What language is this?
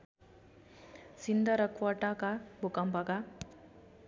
Nepali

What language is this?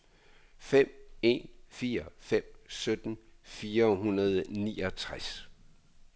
Danish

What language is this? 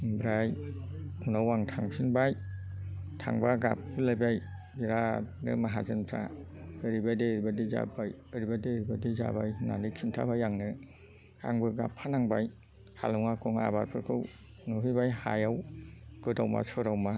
Bodo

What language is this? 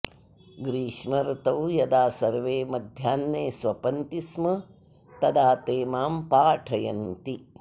Sanskrit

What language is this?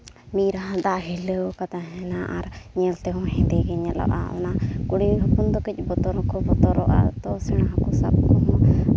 Santali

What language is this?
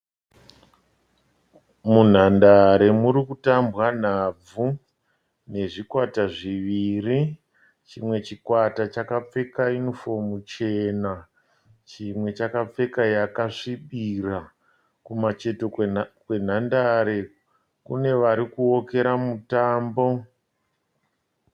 Shona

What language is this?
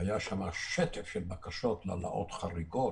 Hebrew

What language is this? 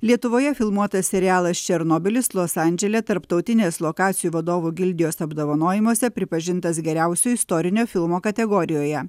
Lithuanian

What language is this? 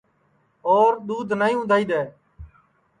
Sansi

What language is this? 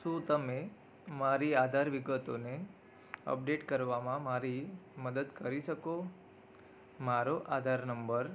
Gujarati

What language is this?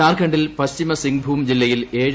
Malayalam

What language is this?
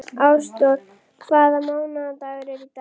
Icelandic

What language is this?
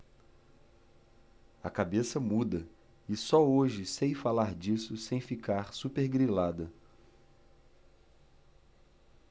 Portuguese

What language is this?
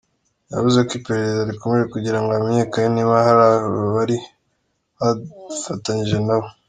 Kinyarwanda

